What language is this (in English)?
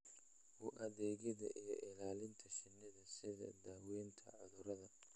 Somali